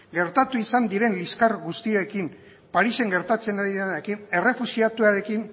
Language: Basque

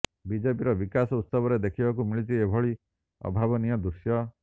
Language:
Odia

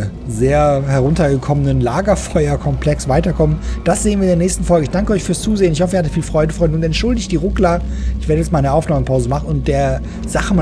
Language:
German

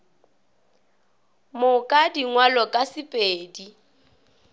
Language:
Northern Sotho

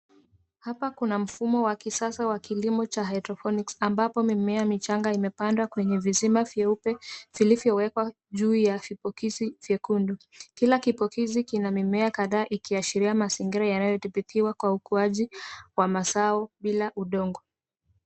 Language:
Swahili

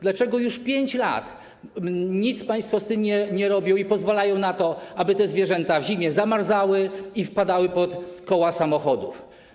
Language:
Polish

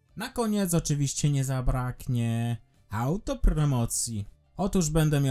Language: Polish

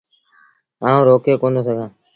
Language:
Sindhi Bhil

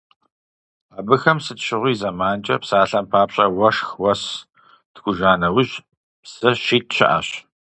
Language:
Kabardian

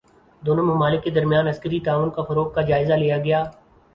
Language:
Urdu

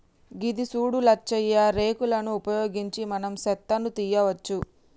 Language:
Telugu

